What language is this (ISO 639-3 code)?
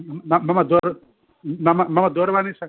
san